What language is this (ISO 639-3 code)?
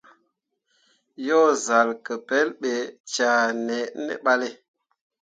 mua